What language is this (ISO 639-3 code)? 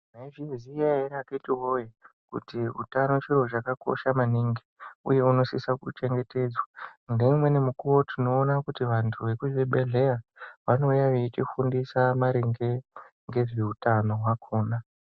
ndc